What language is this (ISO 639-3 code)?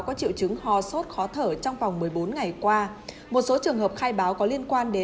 vie